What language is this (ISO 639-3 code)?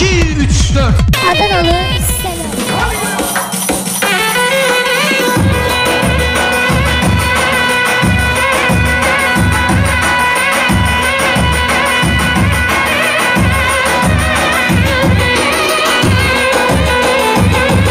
tur